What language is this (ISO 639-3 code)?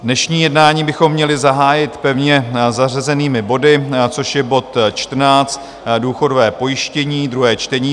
ces